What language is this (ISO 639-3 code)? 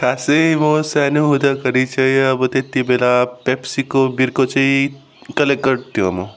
nep